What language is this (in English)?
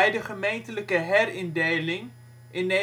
Dutch